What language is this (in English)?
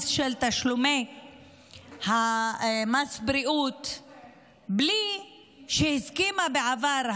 Hebrew